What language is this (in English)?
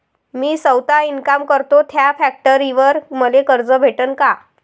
Marathi